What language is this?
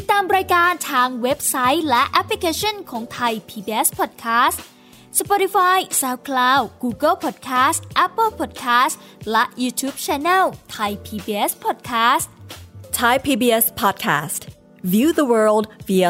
Thai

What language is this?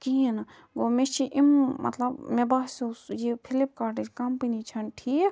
Kashmiri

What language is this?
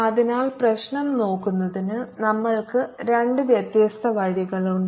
Malayalam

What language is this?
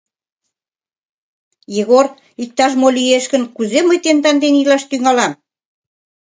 Mari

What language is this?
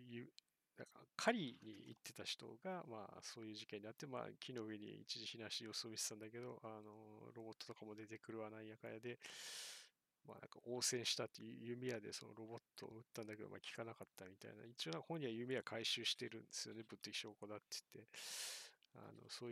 Japanese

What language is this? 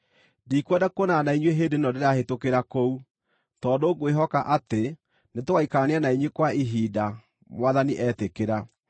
Kikuyu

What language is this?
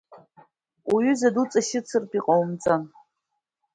Abkhazian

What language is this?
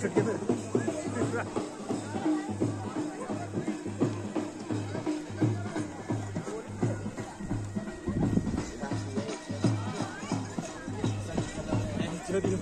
Arabic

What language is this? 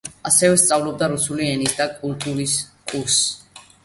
Georgian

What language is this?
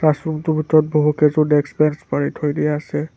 Assamese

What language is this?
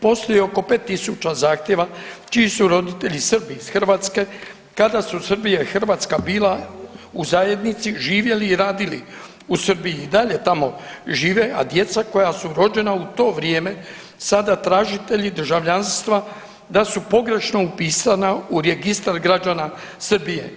Croatian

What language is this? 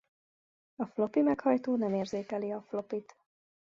Hungarian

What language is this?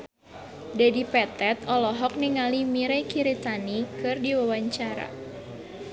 Sundanese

